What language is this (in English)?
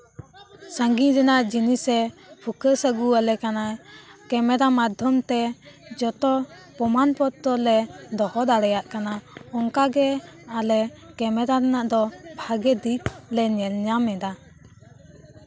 Santali